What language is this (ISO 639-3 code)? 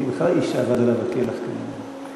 heb